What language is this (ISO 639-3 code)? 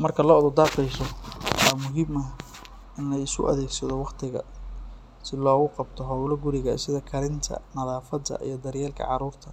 som